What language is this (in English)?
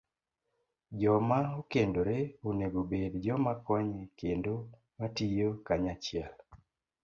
Luo (Kenya and Tanzania)